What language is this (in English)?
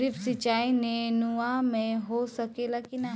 Bhojpuri